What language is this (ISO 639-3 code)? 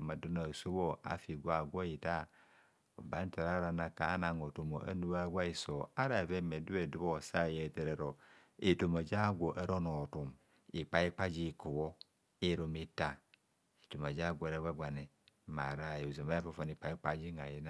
bcs